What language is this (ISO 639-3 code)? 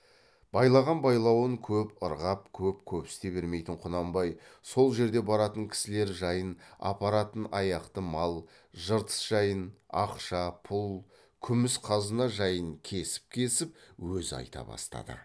kaz